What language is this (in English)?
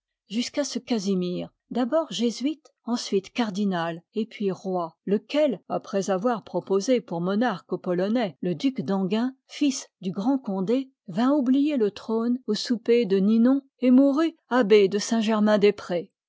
French